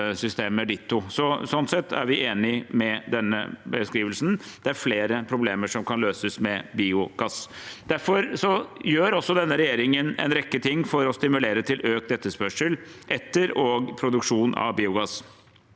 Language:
Norwegian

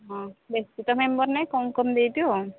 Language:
Odia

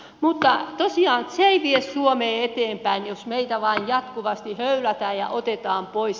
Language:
Finnish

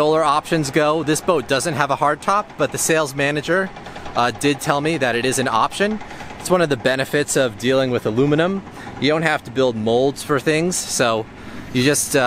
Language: English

